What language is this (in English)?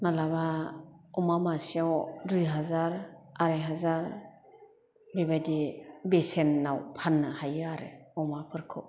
Bodo